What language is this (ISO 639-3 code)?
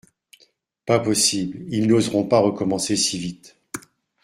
fra